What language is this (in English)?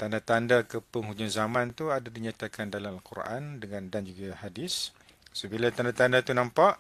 Malay